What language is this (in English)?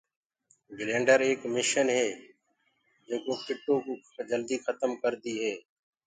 Gurgula